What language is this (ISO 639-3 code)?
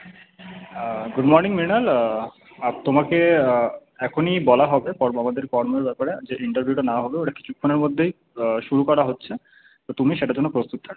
ben